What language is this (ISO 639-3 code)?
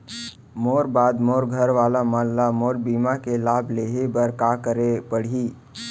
hne